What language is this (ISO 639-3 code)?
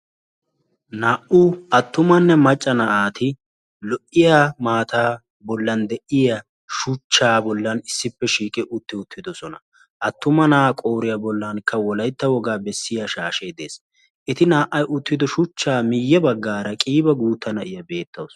wal